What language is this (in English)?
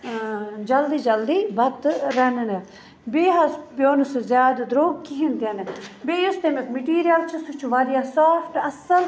Kashmiri